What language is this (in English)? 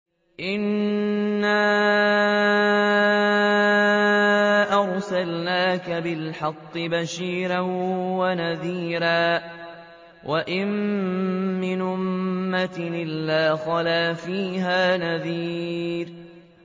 Arabic